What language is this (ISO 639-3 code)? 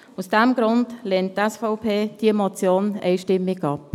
gsw